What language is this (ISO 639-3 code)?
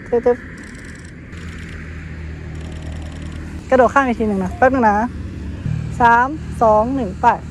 tha